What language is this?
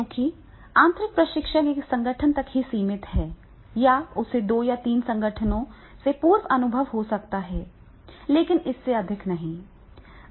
Hindi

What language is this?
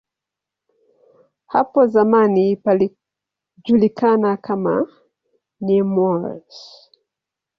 Swahili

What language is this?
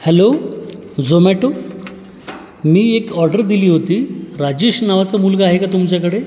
Marathi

